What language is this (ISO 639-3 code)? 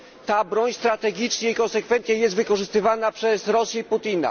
pol